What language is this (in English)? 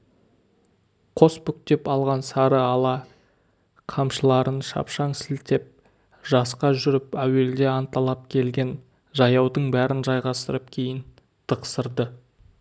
Kazakh